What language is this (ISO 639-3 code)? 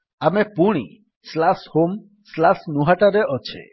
ori